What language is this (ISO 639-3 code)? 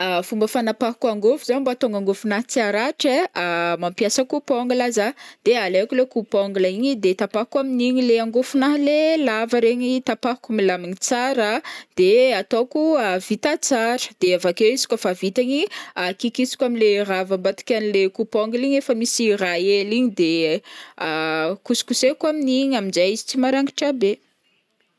bmm